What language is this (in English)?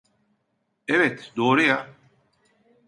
Turkish